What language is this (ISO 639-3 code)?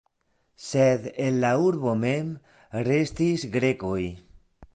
epo